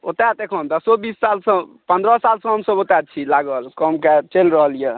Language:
Maithili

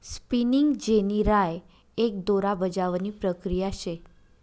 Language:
Marathi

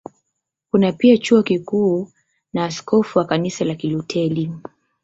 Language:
Swahili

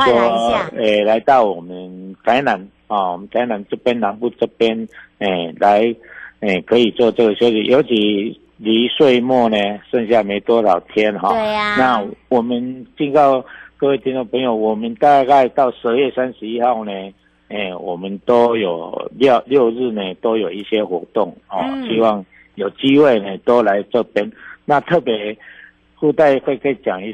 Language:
Chinese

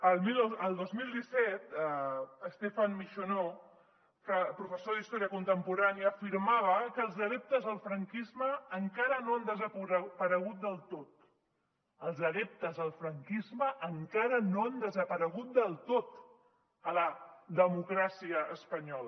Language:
Catalan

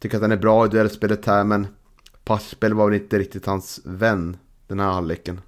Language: Swedish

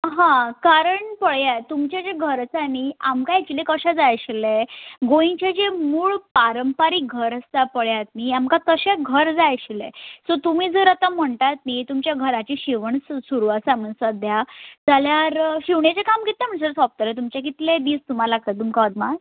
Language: Konkani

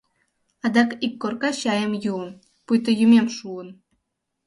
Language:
Mari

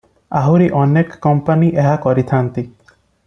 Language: Odia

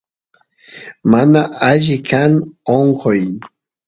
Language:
Santiago del Estero Quichua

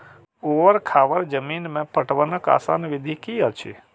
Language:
Maithili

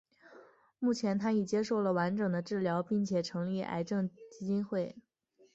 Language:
Chinese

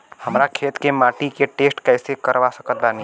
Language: Bhojpuri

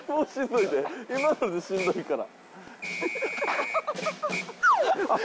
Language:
Japanese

